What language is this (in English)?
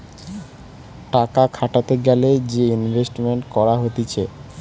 Bangla